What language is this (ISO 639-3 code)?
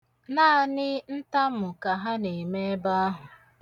ibo